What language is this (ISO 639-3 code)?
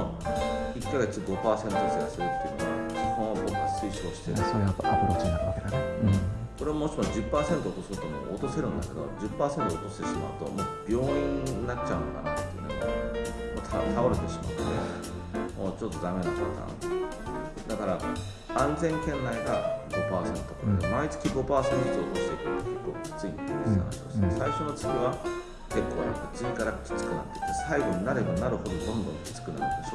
jpn